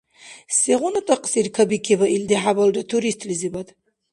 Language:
Dargwa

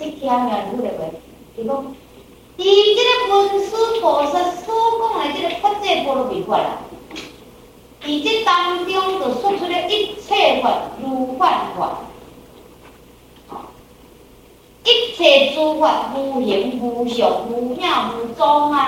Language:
Chinese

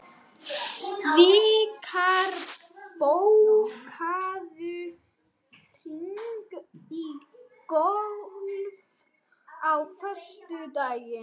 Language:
Icelandic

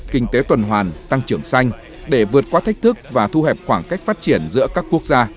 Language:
Vietnamese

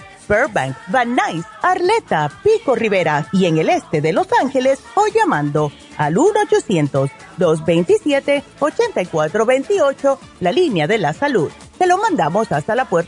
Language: Spanish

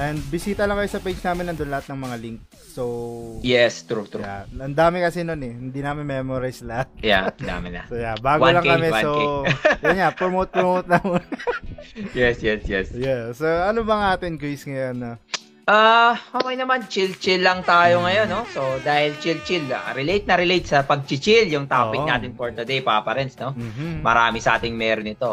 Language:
Filipino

